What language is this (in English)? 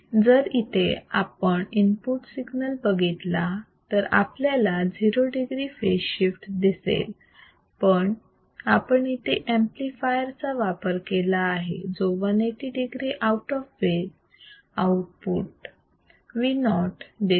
Marathi